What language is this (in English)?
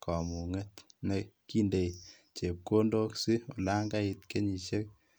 Kalenjin